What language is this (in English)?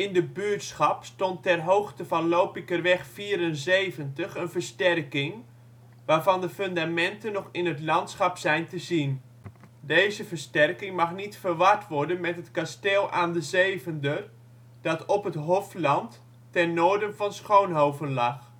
Dutch